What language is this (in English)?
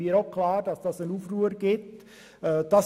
Swiss German